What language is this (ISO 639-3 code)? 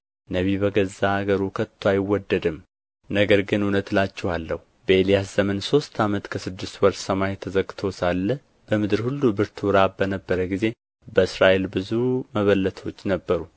amh